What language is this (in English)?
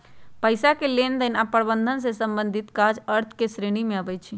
Magahi